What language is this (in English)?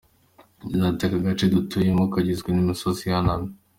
Kinyarwanda